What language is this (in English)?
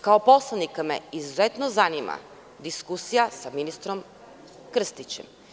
Serbian